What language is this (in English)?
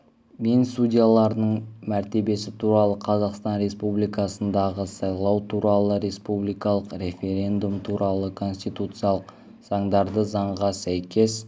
Kazakh